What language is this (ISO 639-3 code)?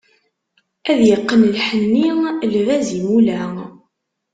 kab